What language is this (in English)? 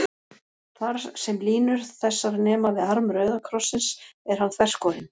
Icelandic